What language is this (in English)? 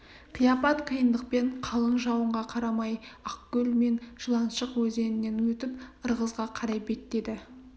Kazakh